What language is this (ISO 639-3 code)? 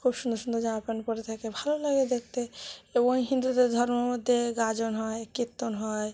ben